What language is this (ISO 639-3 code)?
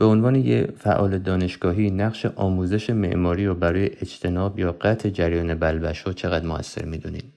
fas